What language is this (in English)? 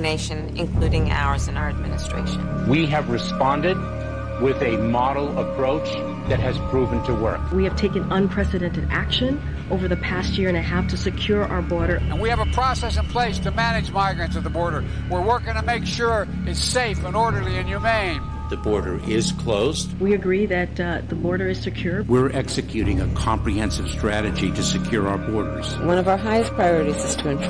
English